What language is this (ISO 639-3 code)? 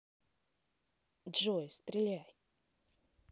rus